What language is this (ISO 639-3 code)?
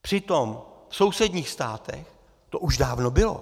ces